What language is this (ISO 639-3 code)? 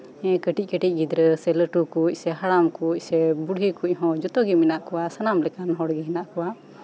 sat